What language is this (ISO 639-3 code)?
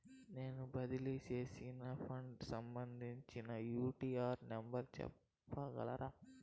tel